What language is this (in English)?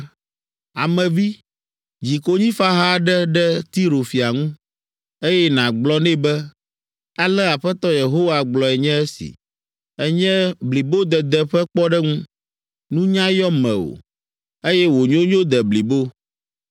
Ewe